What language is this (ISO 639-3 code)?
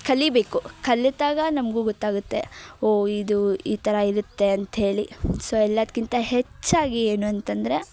kan